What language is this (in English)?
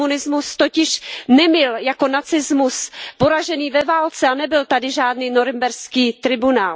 Czech